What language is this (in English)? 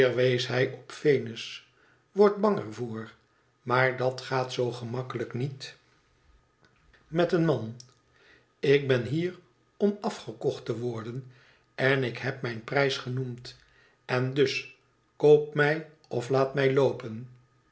Dutch